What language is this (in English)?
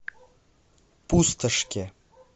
Russian